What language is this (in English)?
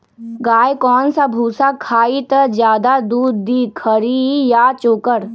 Magahi